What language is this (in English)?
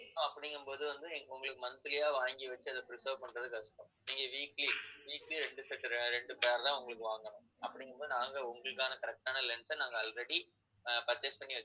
Tamil